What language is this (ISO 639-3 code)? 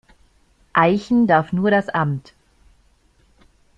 deu